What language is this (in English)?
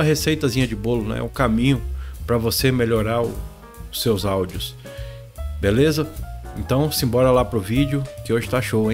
Portuguese